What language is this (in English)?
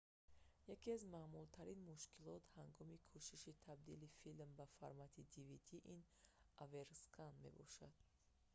Tajik